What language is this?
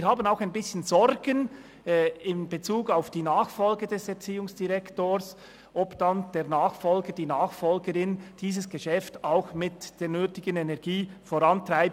Swiss German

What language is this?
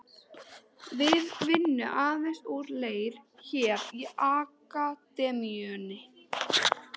Icelandic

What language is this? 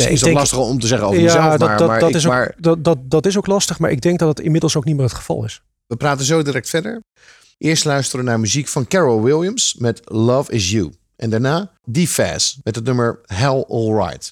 Dutch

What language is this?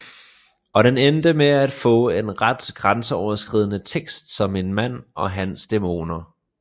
Danish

